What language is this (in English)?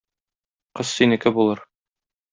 Tatar